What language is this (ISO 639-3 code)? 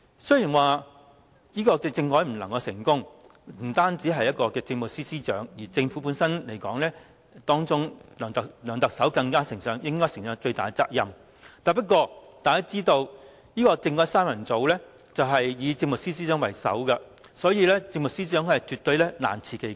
yue